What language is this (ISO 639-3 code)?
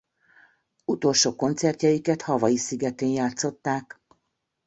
hun